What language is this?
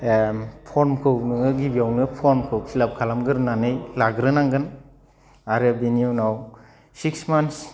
Bodo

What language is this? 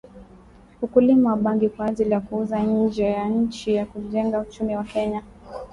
Swahili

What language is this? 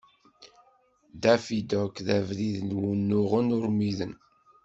Kabyle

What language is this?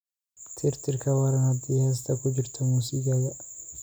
Somali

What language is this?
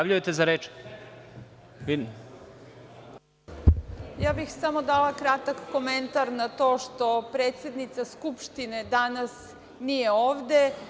Serbian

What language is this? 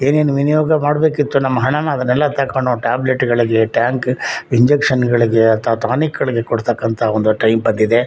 Kannada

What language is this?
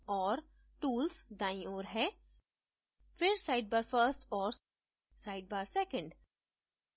Hindi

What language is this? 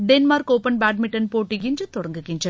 Tamil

